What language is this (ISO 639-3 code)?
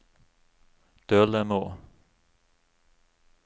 nor